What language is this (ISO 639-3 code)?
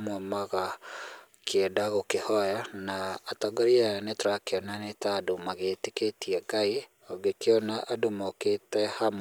kik